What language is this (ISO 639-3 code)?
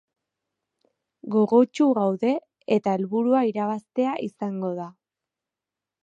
eus